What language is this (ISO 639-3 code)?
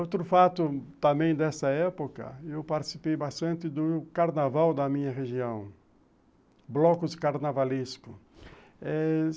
por